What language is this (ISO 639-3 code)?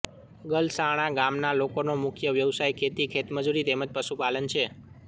guj